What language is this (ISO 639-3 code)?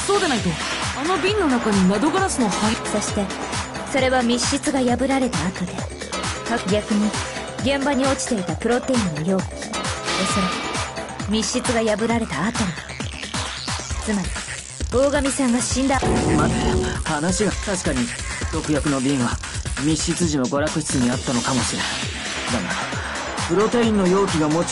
jpn